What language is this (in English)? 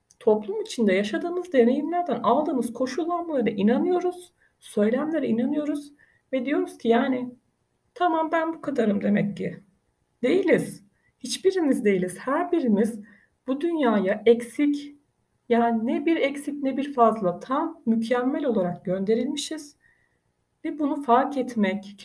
Turkish